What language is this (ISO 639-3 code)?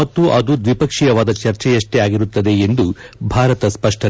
kan